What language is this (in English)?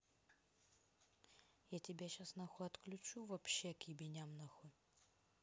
Russian